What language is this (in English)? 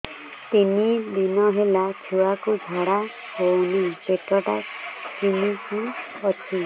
Odia